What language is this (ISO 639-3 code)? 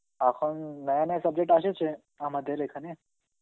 ben